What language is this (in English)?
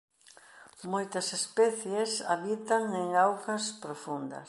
Galician